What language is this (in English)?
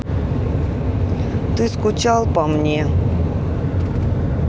Russian